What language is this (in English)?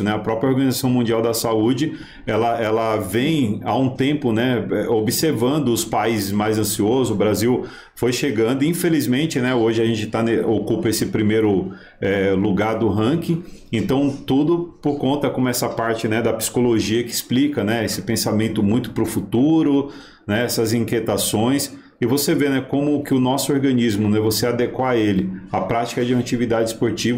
Portuguese